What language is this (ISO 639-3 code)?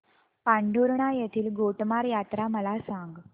mar